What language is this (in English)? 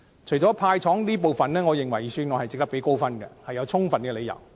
Cantonese